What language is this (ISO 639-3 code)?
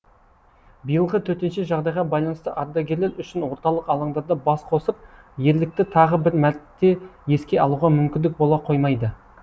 kaz